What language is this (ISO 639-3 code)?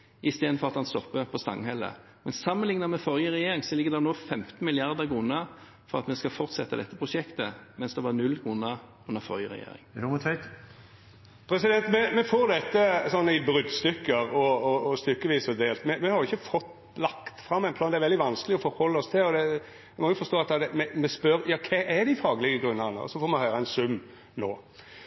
nor